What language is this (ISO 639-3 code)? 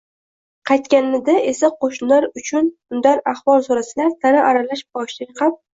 uzb